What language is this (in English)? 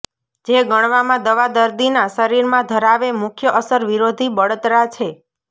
Gujarati